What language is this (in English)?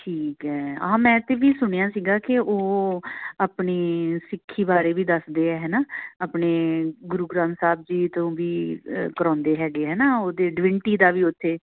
Punjabi